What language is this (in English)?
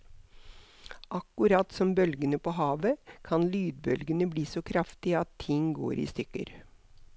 Norwegian